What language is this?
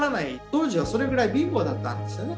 Japanese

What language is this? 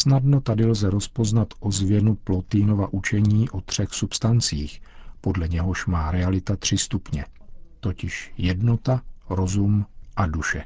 Czech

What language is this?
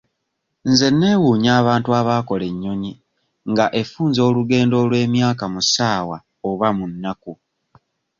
Ganda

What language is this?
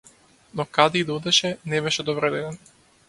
Macedonian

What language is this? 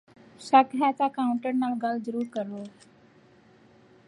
Punjabi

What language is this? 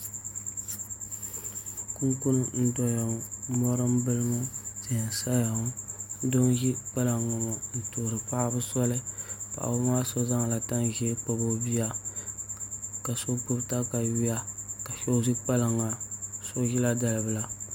Dagbani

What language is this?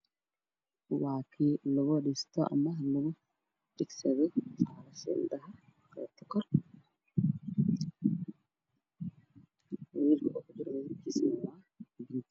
Somali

